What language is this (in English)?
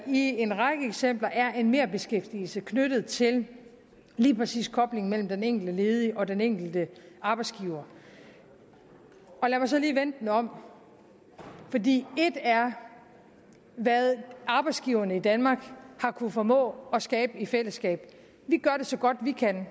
Danish